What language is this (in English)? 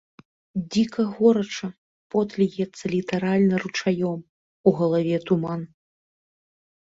Belarusian